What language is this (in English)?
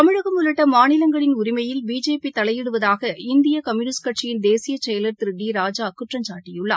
Tamil